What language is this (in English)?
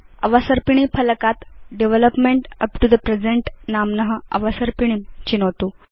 Sanskrit